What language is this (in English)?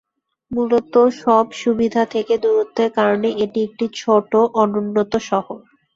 Bangla